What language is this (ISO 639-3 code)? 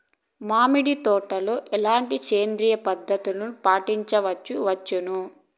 tel